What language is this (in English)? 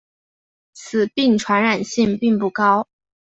Chinese